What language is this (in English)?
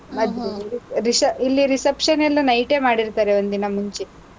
Kannada